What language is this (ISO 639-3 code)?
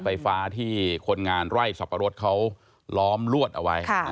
tha